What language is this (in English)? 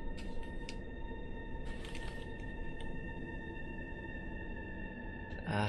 Japanese